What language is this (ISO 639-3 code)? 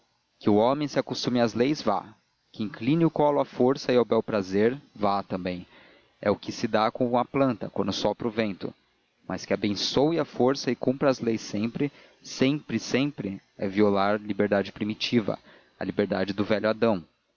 por